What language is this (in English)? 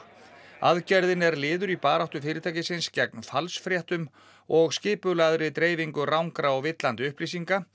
Icelandic